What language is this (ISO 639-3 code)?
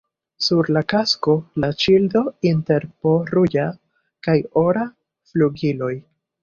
epo